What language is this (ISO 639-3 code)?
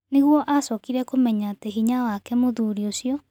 kik